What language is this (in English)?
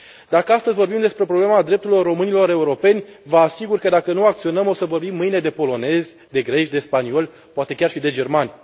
Romanian